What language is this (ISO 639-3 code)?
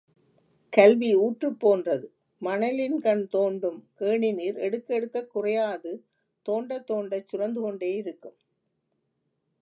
tam